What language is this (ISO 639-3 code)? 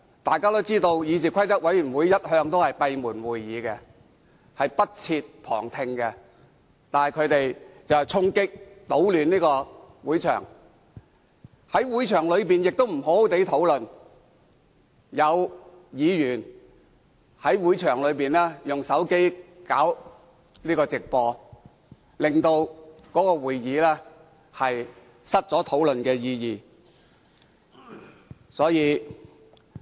yue